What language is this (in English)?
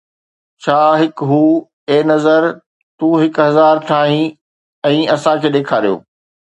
Sindhi